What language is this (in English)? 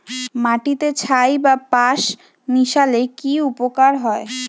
Bangla